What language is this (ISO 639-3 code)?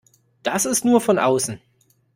deu